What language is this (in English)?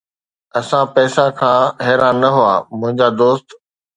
Sindhi